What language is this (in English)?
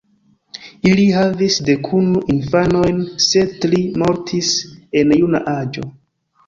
Esperanto